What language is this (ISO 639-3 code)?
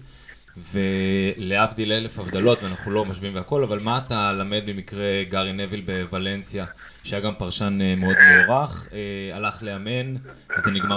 heb